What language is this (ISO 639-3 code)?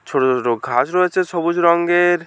ben